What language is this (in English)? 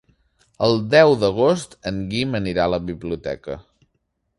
Catalan